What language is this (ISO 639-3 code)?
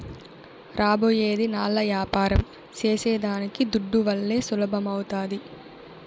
tel